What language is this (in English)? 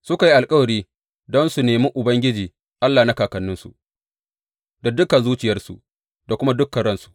Hausa